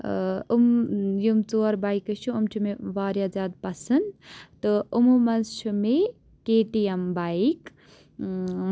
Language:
Kashmiri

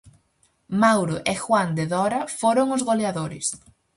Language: Galician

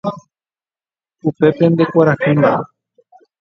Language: Guarani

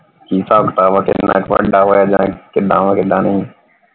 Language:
Punjabi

